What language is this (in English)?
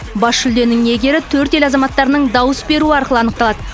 Kazakh